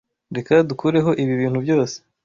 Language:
Kinyarwanda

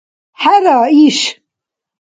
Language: Dargwa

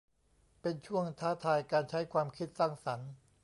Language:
Thai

